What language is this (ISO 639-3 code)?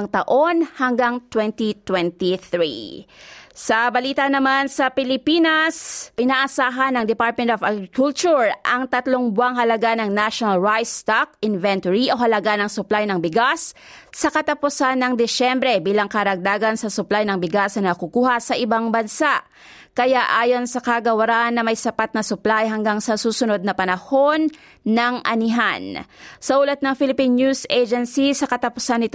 fil